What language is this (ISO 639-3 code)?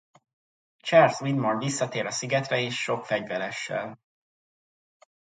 hun